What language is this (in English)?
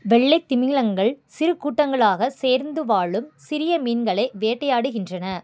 Tamil